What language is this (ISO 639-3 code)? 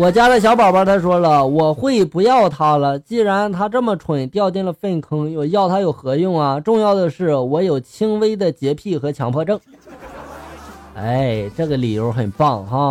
zho